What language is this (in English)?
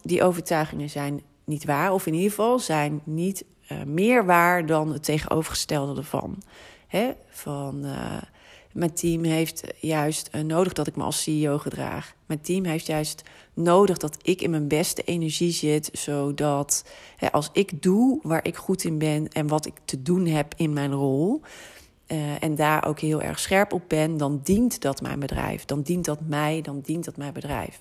Dutch